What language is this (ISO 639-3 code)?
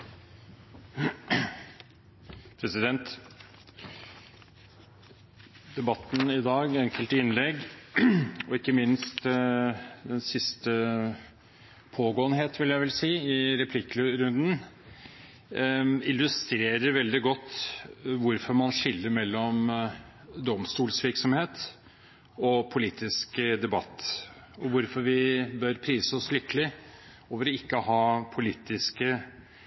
nob